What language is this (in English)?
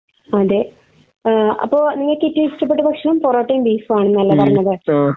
Malayalam